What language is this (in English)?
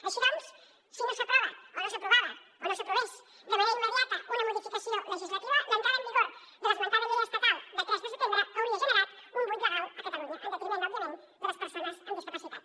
Catalan